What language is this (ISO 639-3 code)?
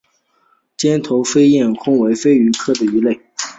zho